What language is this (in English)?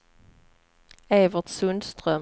Swedish